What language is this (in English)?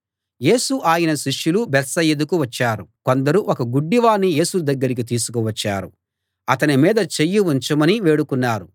Telugu